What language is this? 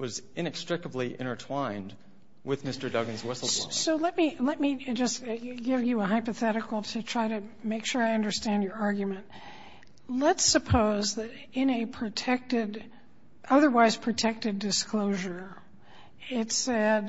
English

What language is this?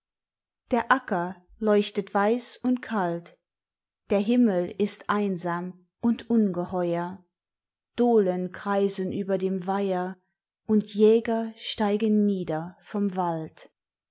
German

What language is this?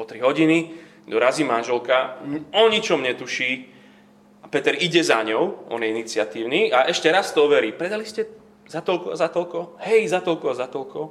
Slovak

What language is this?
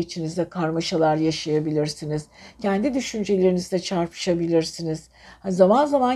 Turkish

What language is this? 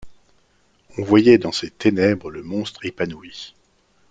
French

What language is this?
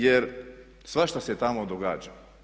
Croatian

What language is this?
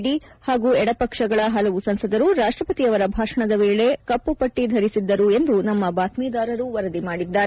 Kannada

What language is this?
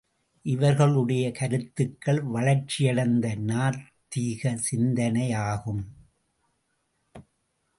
Tamil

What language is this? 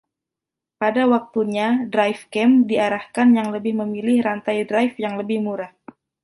Indonesian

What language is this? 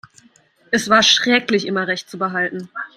German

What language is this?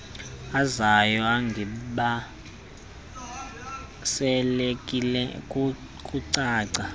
Xhosa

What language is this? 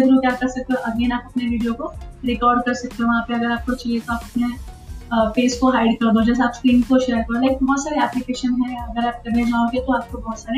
Hindi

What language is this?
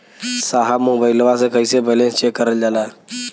Bhojpuri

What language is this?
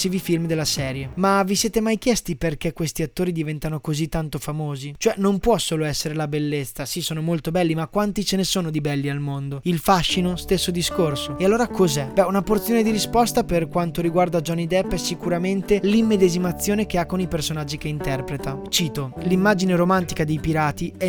Italian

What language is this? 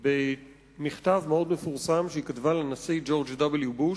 Hebrew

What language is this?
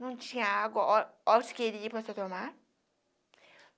Portuguese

